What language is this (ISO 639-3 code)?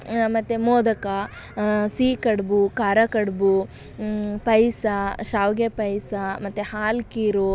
kan